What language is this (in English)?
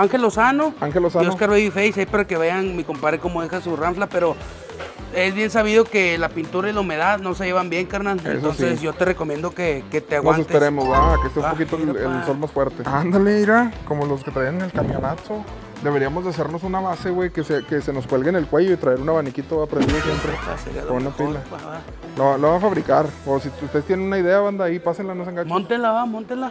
Spanish